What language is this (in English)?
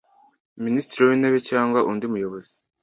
Kinyarwanda